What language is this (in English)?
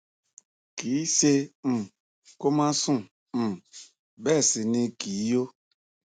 Yoruba